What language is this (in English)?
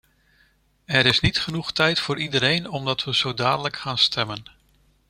Dutch